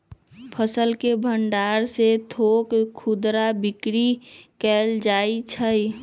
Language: Magahi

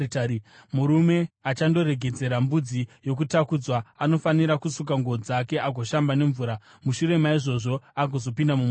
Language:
Shona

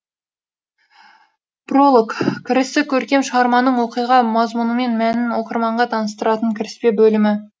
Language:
Kazakh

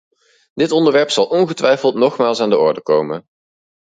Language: Dutch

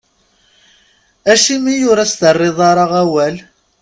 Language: Kabyle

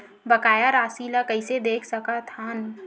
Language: Chhattisgarhi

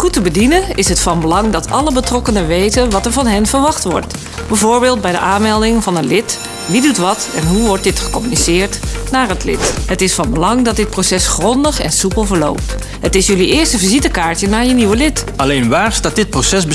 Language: Dutch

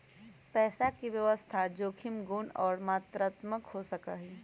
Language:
Magahi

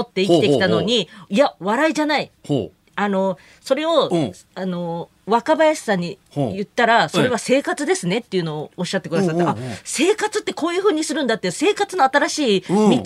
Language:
Japanese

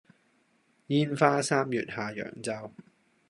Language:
Cantonese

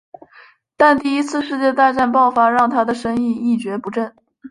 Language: Chinese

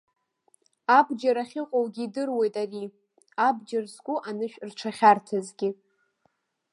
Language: Abkhazian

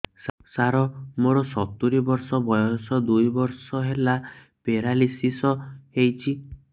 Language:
Odia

